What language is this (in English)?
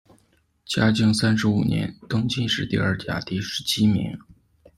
Chinese